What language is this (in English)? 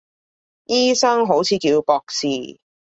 Cantonese